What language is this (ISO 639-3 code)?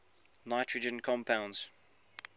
eng